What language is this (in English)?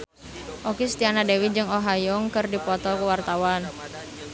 Sundanese